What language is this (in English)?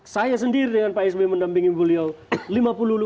Indonesian